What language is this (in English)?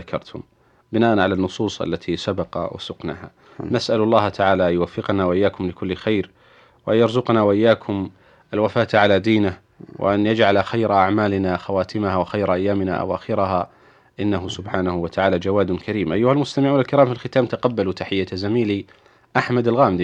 Arabic